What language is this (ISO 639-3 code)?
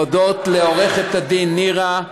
heb